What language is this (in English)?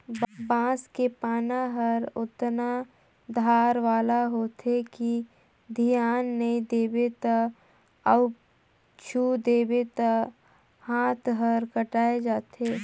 Chhattisgarhi